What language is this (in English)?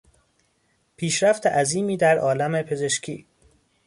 Persian